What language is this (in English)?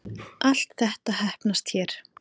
Icelandic